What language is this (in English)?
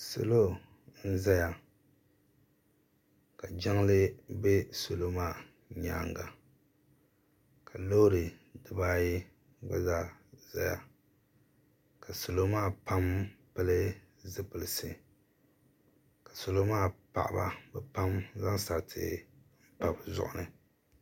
Dagbani